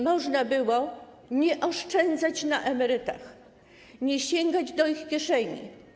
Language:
Polish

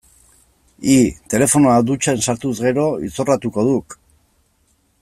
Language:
Basque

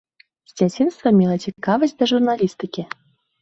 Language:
Belarusian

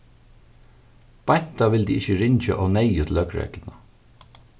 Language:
Faroese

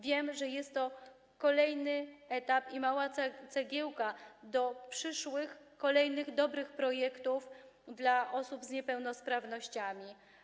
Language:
Polish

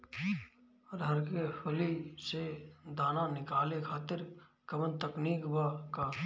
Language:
Bhojpuri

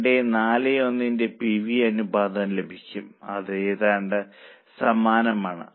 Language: Malayalam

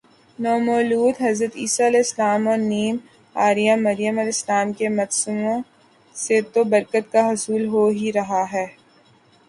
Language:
Urdu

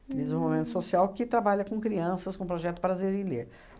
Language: Portuguese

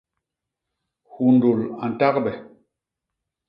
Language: Basaa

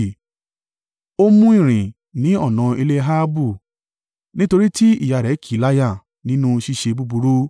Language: Yoruba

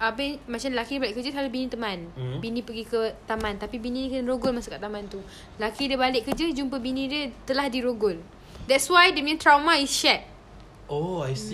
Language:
Malay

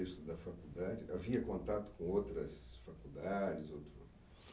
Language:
Portuguese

